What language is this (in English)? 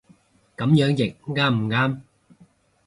Cantonese